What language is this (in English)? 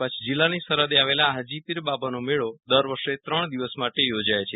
Gujarati